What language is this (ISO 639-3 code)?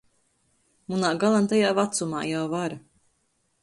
ltg